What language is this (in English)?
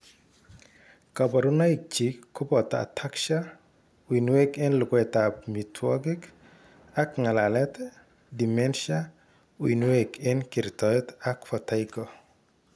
Kalenjin